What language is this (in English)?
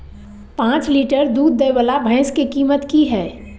Maithili